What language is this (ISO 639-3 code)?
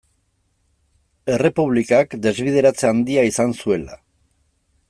eus